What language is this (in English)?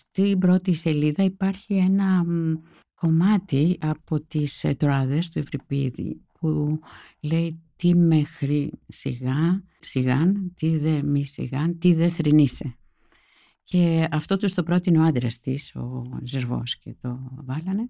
Greek